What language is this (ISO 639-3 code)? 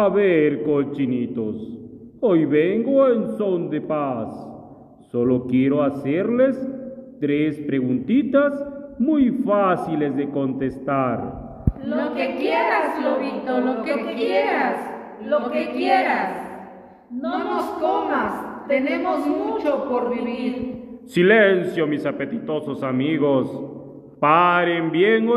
spa